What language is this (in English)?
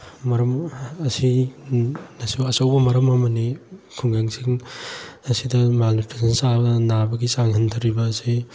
Manipuri